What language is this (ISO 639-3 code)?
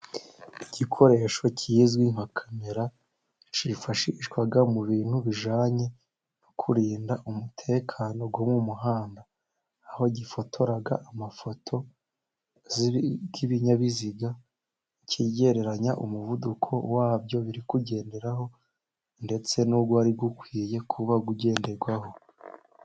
kin